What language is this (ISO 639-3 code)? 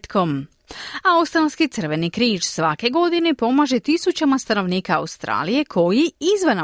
hrv